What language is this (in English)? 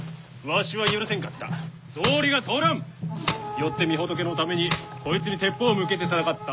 Japanese